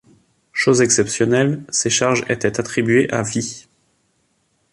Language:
French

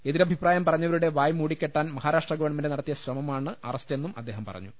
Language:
Malayalam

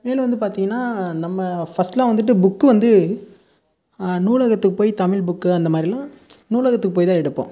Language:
Tamil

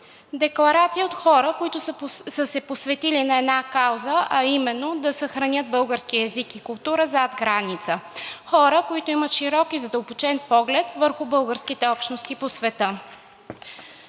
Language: Bulgarian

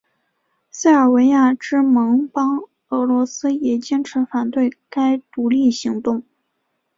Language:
Chinese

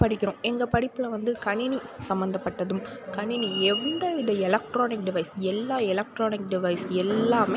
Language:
Tamil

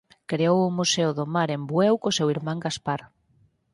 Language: Galician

